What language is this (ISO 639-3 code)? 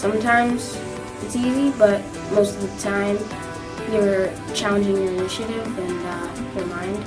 eng